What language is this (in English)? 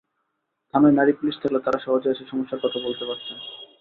Bangla